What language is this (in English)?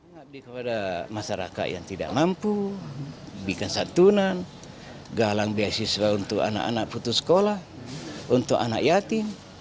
Indonesian